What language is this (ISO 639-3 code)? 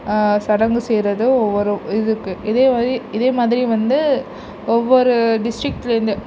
tam